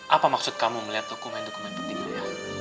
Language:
Indonesian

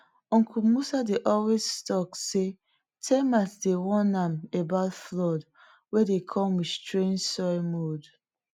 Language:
Nigerian Pidgin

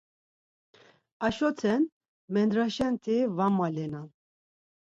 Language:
Laz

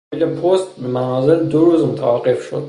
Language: Persian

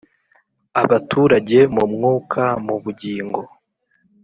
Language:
Kinyarwanda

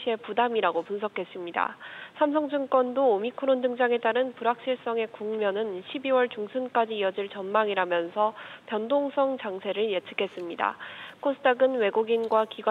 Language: Korean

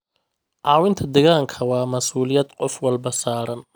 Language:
Somali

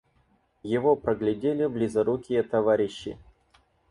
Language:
Russian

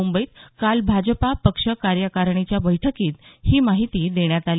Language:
Marathi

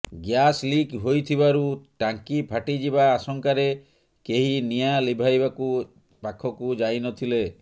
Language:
Odia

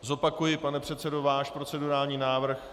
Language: Czech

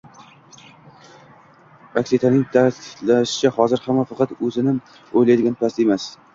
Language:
Uzbek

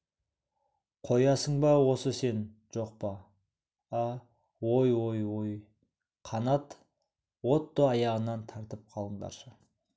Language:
Kazakh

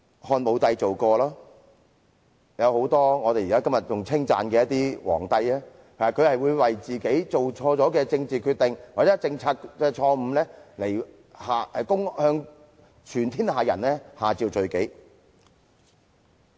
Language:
Cantonese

